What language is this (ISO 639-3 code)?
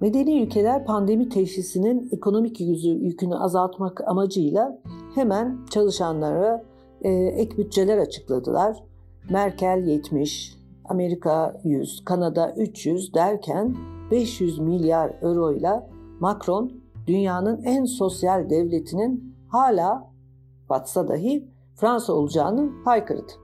tur